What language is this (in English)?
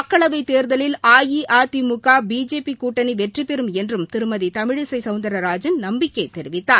Tamil